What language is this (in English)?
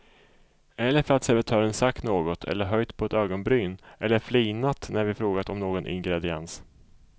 Swedish